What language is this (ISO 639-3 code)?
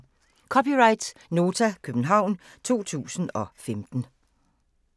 dan